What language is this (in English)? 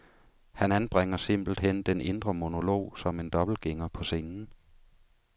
Danish